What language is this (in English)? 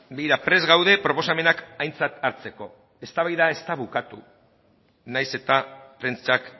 Basque